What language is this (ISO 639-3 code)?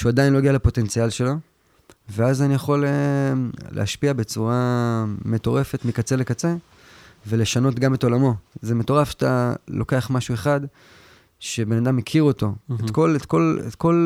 heb